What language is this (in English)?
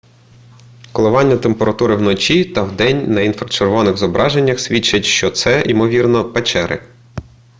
Ukrainian